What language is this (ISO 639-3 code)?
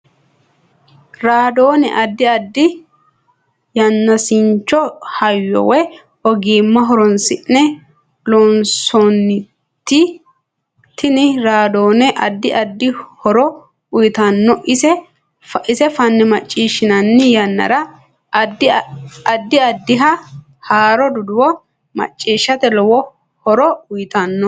sid